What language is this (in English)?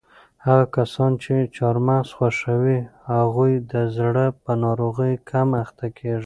Pashto